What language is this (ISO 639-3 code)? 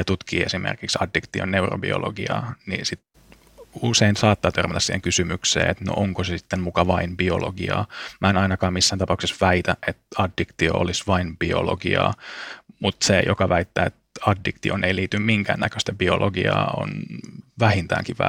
fin